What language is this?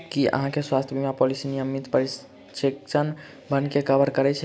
Maithili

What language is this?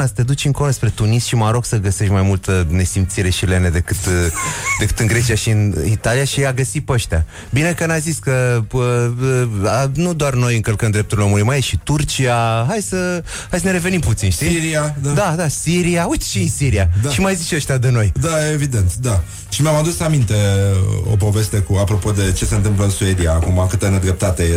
Romanian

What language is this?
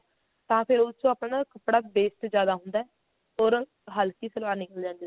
Punjabi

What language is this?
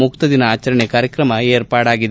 Kannada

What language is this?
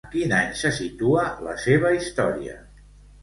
Catalan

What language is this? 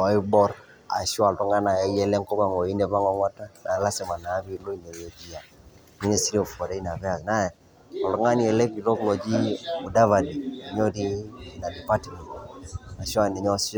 Masai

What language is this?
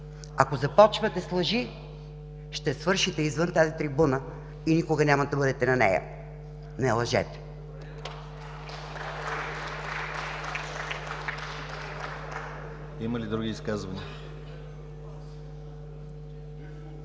Bulgarian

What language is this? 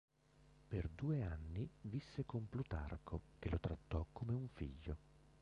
Italian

